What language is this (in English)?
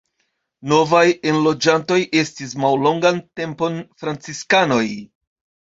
Esperanto